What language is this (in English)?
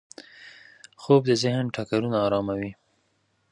Pashto